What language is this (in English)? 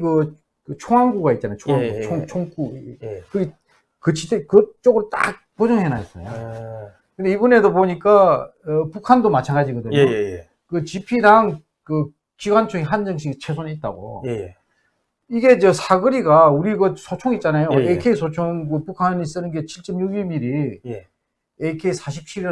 Korean